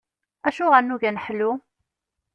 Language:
Kabyle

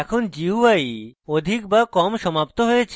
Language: Bangla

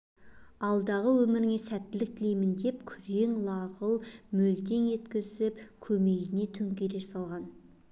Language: Kazakh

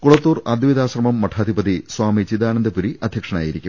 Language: Malayalam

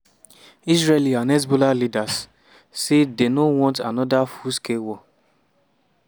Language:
Nigerian Pidgin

